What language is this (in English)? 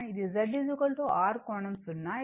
Telugu